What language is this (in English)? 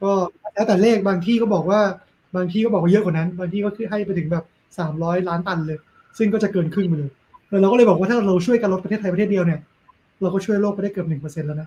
Thai